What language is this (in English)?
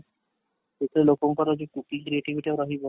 Odia